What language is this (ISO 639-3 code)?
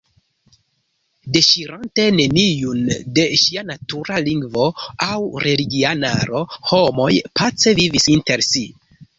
epo